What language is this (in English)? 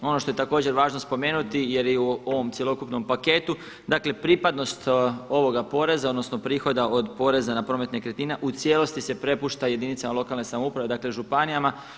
Croatian